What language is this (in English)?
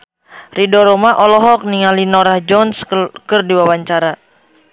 Sundanese